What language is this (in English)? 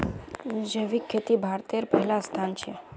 Magahi